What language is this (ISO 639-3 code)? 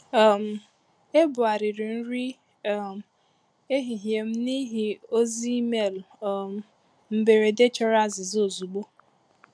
ibo